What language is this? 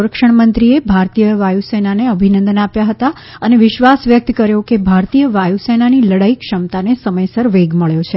Gujarati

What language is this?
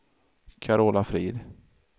Swedish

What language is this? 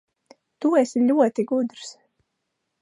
Latvian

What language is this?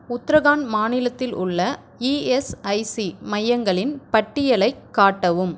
Tamil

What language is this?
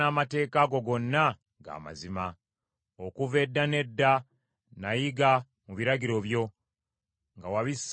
Ganda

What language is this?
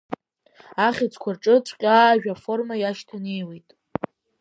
Abkhazian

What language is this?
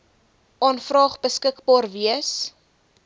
Afrikaans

